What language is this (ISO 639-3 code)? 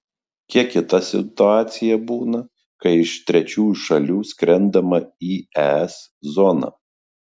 lit